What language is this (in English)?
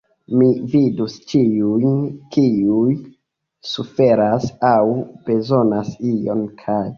Esperanto